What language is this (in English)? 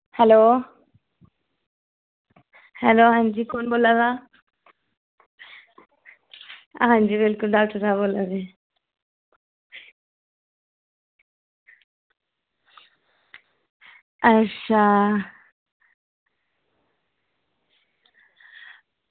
Dogri